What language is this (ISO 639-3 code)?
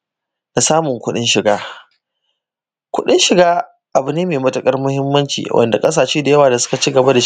hau